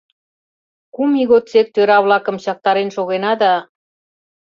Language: Mari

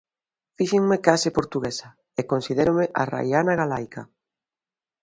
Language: Galician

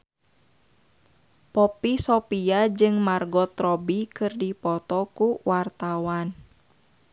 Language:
Sundanese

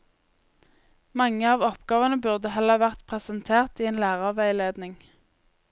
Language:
Norwegian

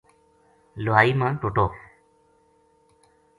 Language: Gujari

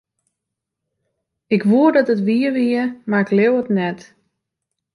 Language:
Western Frisian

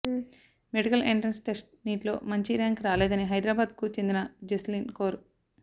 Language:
Telugu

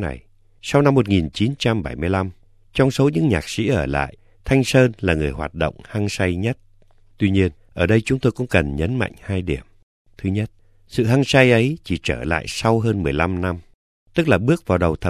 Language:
Vietnamese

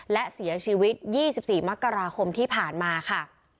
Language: Thai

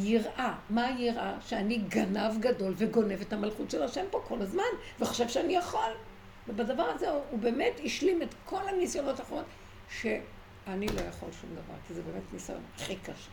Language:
Hebrew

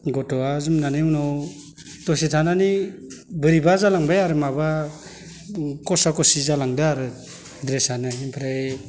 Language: Bodo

